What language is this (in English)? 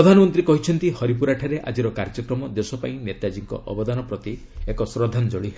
Odia